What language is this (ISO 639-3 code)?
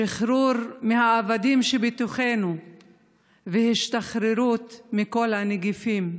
heb